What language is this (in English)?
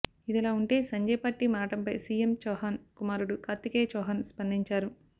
Telugu